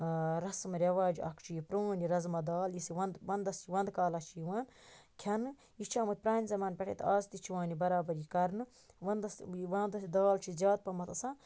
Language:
Kashmiri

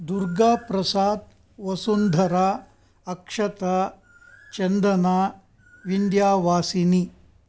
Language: Sanskrit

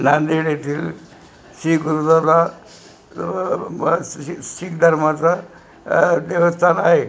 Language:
Marathi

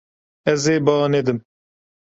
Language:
Kurdish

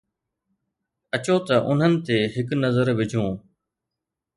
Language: Sindhi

